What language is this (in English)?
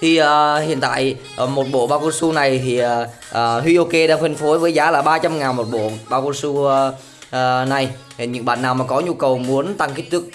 Vietnamese